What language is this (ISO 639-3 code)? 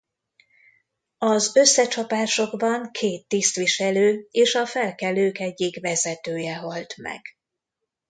hun